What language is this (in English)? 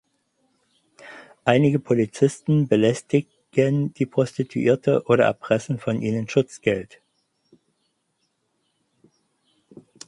German